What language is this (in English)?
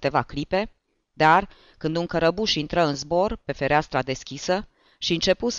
Romanian